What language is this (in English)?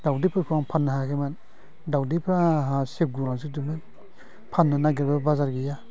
Bodo